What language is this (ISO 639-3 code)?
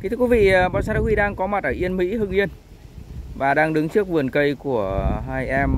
vie